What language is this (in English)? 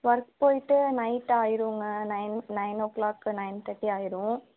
Tamil